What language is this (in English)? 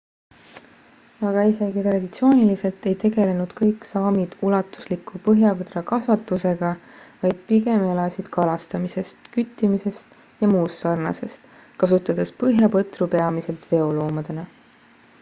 Estonian